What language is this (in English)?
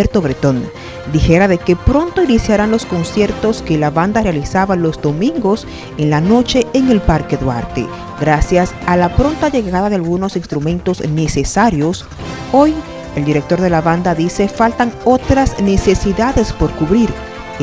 Spanish